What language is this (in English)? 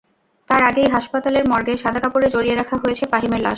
Bangla